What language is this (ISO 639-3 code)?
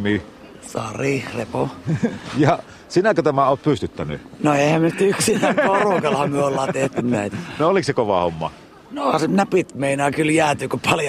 fin